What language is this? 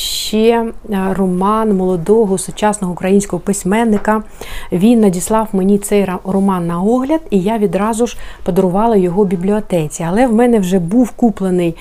Ukrainian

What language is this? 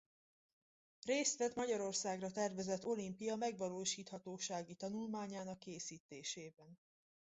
Hungarian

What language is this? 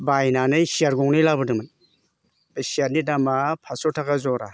Bodo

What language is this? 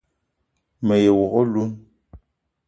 Eton (Cameroon)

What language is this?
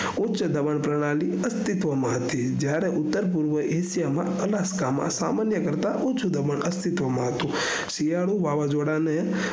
Gujarati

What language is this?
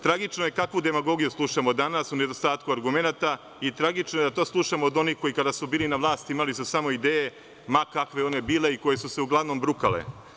Serbian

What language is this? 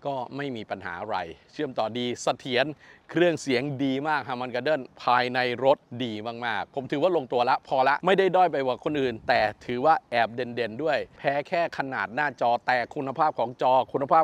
Thai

